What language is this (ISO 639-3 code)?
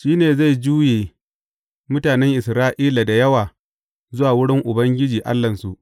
hau